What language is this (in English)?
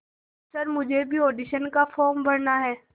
Hindi